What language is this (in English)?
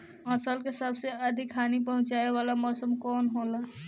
Bhojpuri